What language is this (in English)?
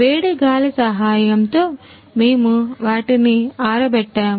Telugu